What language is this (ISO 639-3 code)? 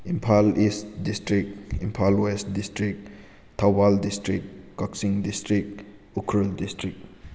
mni